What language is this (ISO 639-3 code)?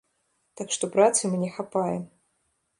bel